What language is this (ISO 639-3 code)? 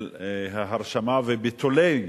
heb